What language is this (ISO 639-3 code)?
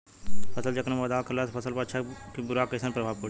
bho